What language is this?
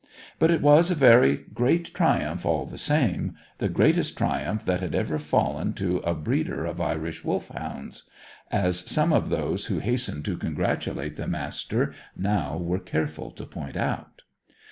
English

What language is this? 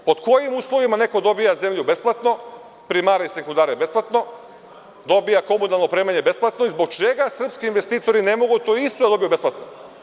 Serbian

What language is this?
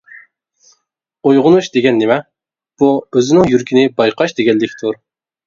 Uyghur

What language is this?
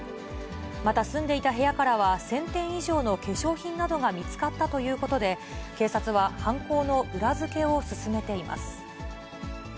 Japanese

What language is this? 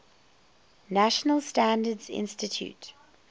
English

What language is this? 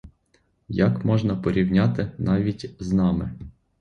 Ukrainian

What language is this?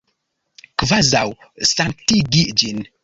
Esperanto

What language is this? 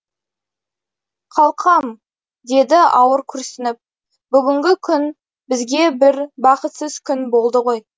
Kazakh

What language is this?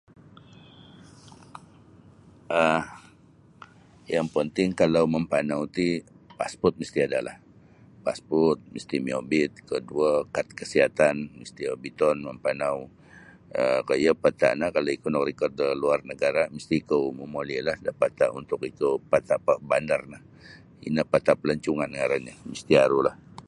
Sabah Bisaya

